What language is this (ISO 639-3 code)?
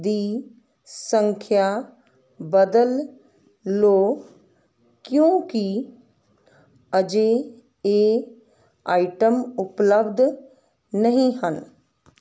pan